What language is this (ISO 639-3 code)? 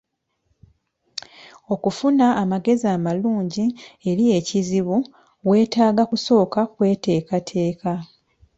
lug